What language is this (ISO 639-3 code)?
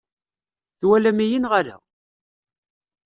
kab